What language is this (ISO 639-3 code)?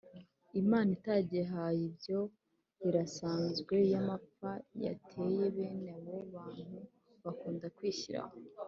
kin